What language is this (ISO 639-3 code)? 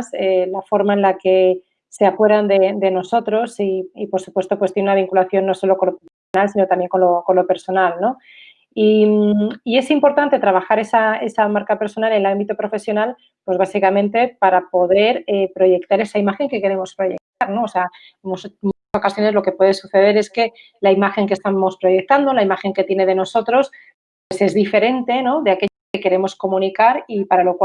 spa